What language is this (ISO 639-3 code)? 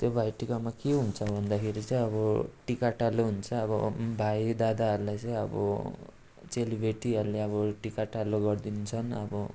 nep